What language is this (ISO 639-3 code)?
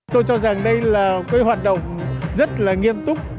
vie